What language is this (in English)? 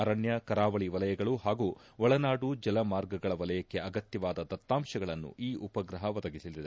Kannada